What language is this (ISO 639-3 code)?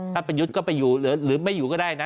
tha